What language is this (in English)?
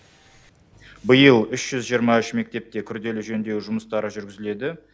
Kazakh